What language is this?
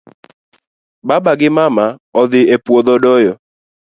Luo (Kenya and Tanzania)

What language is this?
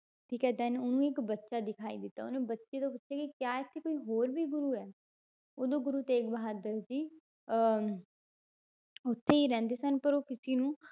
Punjabi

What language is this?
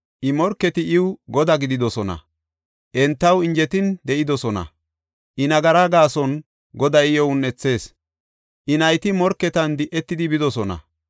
Gofa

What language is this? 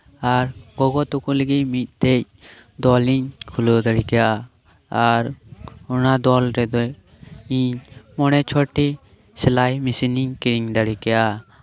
Santali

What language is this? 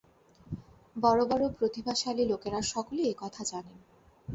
Bangla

